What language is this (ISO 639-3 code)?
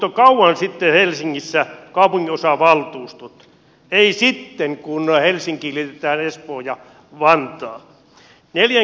fin